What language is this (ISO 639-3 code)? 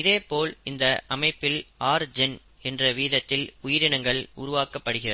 tam